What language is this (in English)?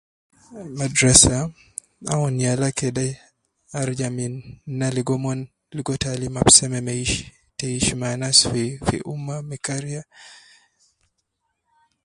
Nubi